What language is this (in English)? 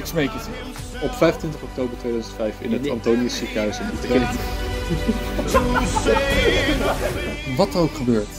Dutch